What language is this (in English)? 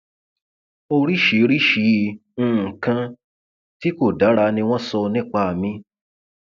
Yoruba